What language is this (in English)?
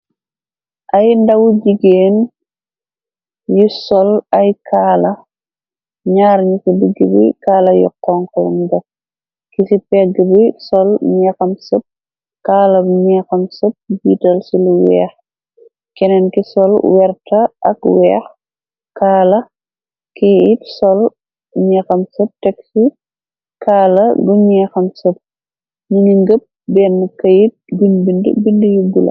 Wolof